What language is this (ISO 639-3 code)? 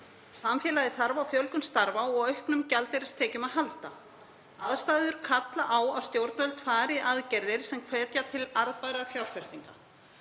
isl